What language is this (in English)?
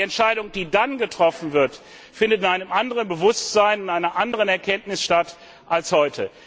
German